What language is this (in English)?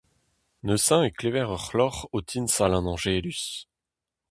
Breton